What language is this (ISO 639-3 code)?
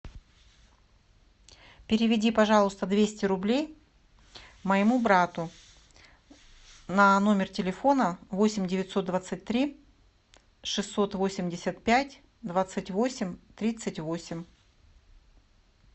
rus